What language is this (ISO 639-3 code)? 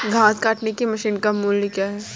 hin